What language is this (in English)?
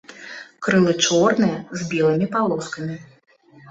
Belarusian